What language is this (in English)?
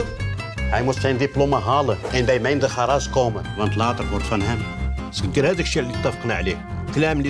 Dutch